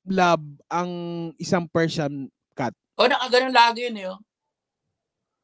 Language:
Filipino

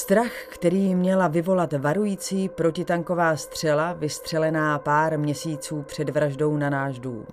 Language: Czech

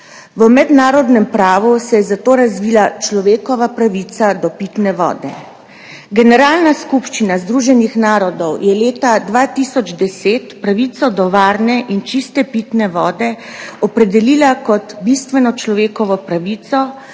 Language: Slovenian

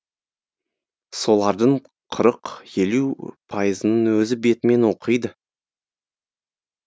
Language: Kazakh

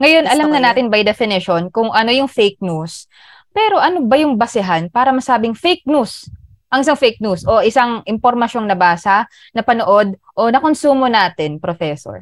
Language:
Filipino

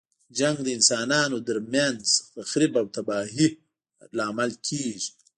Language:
Pashto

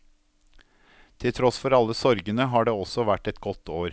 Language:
Norwegian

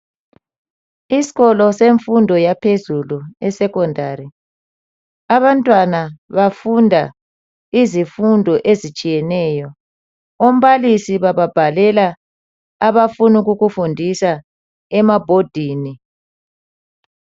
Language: North Ndebele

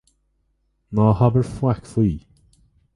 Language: Irish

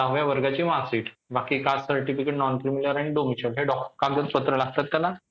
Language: Marathi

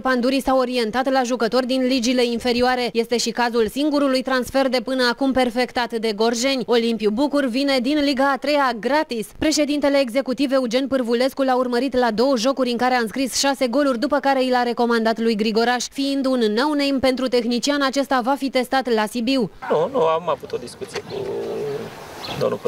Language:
Romanian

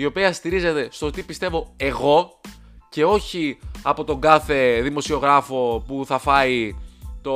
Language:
Greek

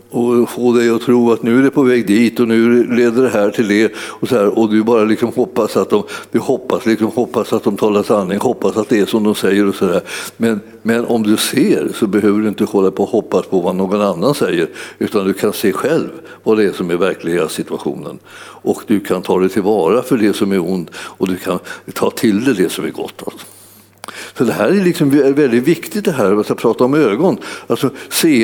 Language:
Swedish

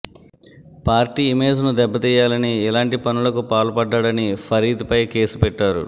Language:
Telugu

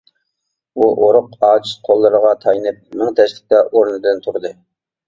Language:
Uyghur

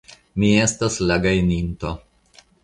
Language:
Esperanto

